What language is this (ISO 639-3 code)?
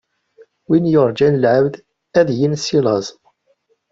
kab